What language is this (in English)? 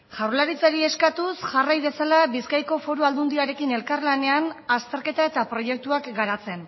Basque